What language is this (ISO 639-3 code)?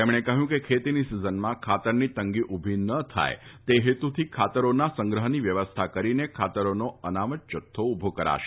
guj